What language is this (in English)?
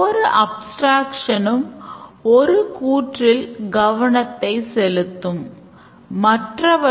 Tamil